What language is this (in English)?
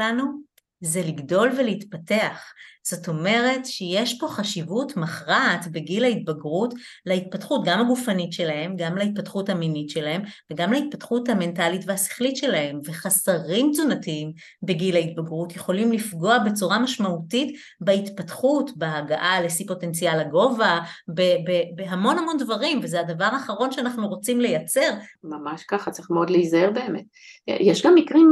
Hebrew